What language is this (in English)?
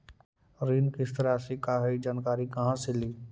Magahi